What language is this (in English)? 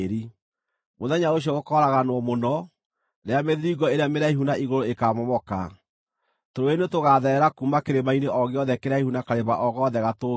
Kikuyu